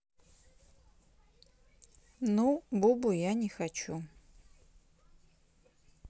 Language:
Russian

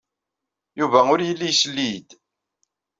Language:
Kabyle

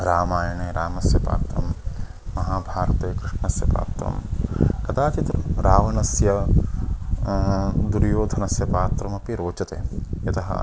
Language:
Sanskrit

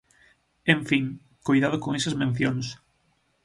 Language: Galician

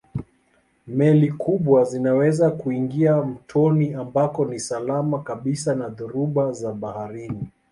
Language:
Swahili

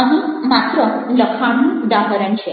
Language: Gujarati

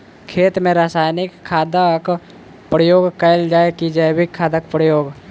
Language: Maithili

